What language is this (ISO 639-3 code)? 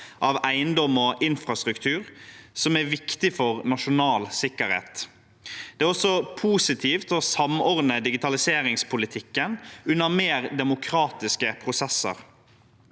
nor